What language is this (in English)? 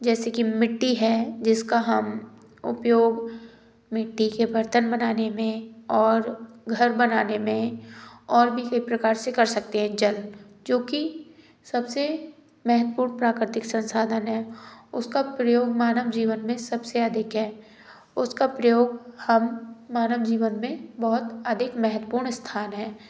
Hindi